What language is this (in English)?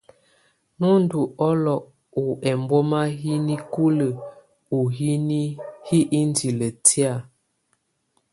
Tunen